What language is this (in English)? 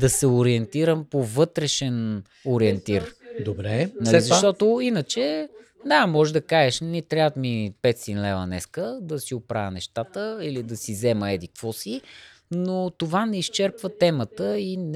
Bulgarian